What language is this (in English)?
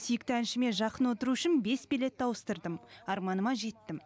Kazakh